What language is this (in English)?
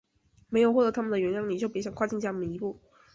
Chinese